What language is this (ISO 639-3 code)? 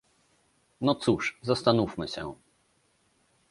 pol